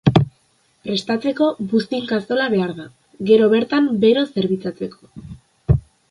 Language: Basque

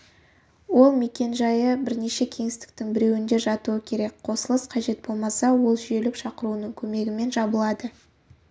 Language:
Kazakh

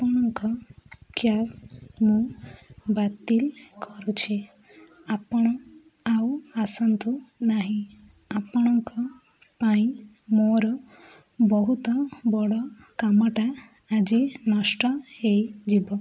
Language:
Odia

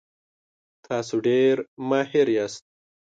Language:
Pashto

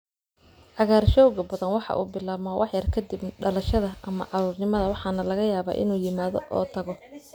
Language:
Somali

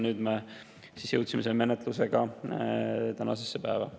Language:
Estonian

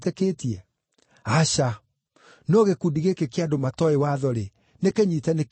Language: Kikuyu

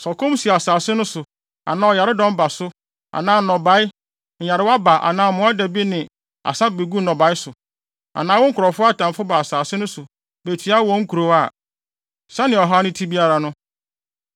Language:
Akan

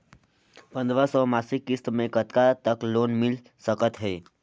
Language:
Chhattisgarhi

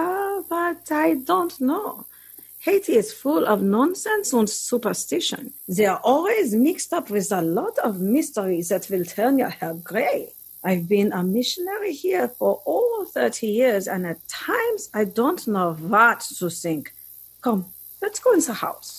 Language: English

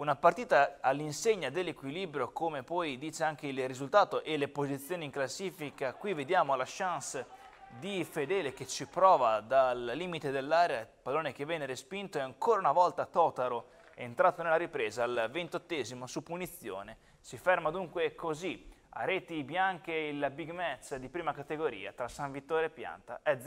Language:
Italian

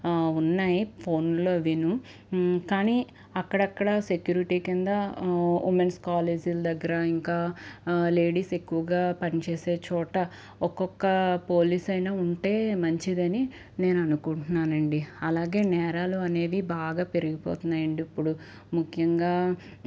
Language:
Telugu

